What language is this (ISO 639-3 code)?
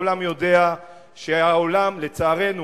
heb